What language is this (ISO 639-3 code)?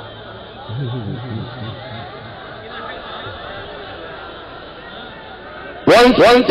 ara